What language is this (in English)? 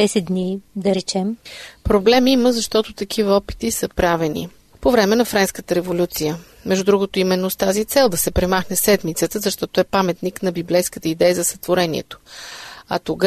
Bulgarian